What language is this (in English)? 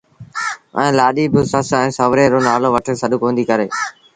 Sindhi Bhil